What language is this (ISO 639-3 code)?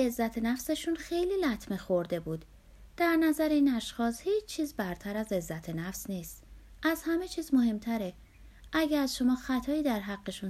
fas